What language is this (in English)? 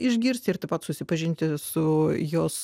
Lithuanian